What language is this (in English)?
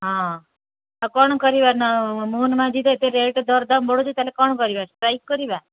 Odia